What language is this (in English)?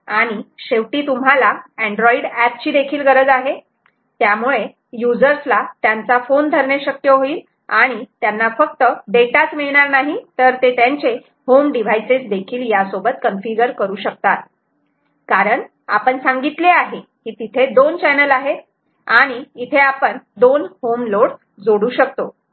Marathi